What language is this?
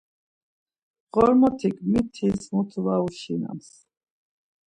Laz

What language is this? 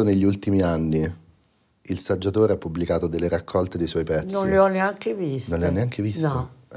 Italian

